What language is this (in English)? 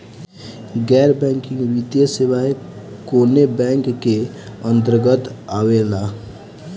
Bhojpuri